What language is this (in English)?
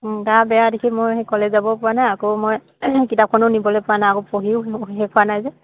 Assamese